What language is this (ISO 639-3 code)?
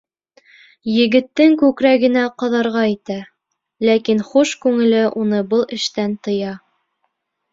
bak